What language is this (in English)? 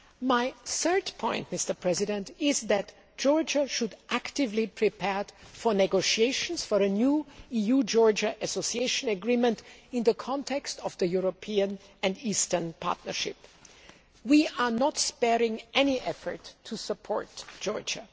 English